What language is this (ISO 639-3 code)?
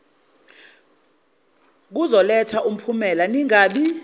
zul